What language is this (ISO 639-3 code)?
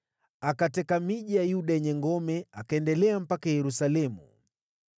swa